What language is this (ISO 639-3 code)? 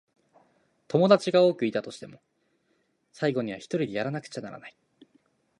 jpn